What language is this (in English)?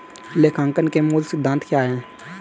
Hindi